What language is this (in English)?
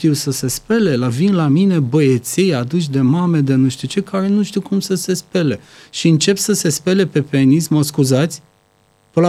Romanian